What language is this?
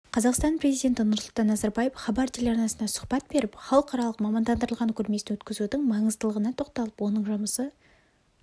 Kazakh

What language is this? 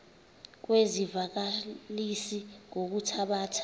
Xhosa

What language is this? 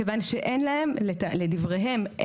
Hebrew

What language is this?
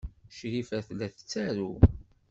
Kabyle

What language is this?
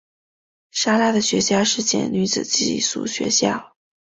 Chinese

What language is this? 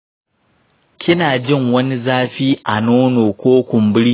Hausa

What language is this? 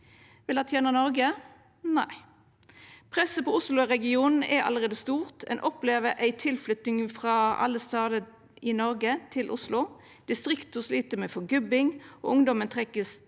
Norwegian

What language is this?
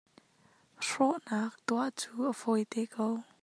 Hakha Chin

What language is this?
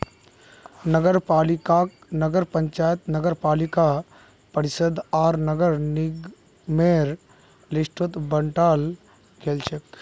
Magahi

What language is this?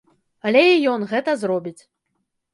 Belarusian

